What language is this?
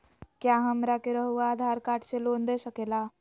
Magahi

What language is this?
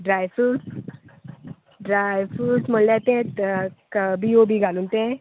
Konkani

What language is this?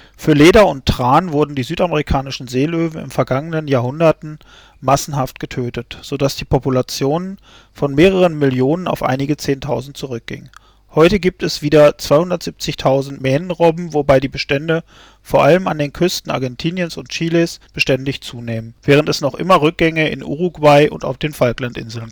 German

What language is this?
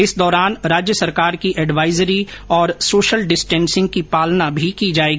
Hindi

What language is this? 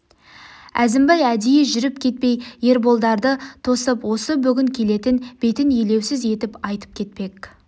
Kazakh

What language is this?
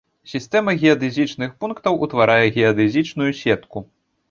Belarusian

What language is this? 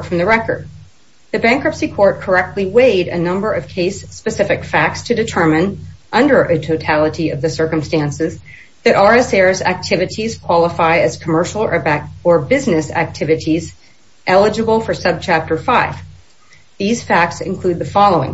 English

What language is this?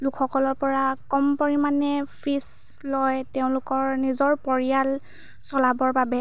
Assamese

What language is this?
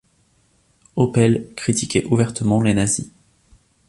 French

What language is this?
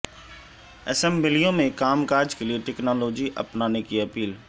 Urdu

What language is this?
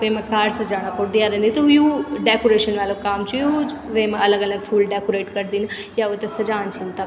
Garhwali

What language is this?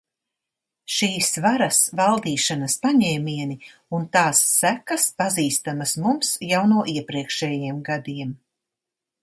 Latvian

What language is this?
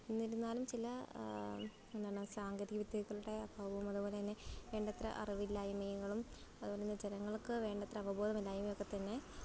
Malayalam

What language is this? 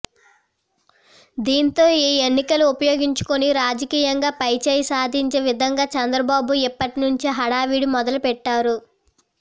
Telugu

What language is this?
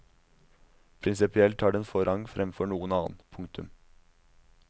Norwegian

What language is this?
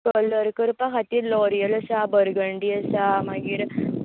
Konkani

